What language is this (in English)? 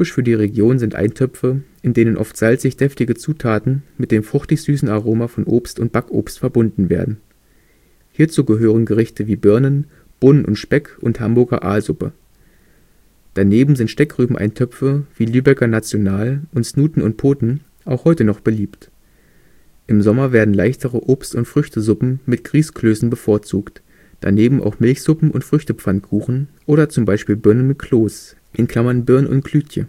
German